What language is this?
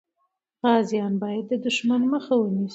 Pashto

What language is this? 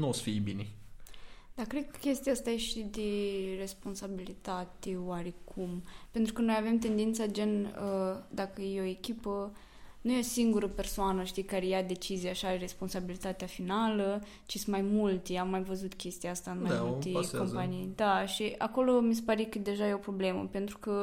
Romanian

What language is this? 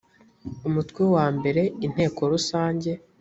Kinyarwanda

